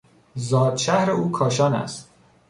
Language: Persian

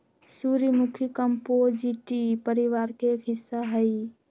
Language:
Magahi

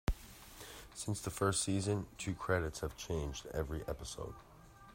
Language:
English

